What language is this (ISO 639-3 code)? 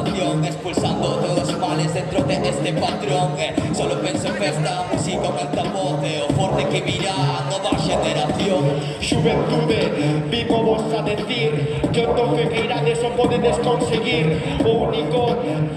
spa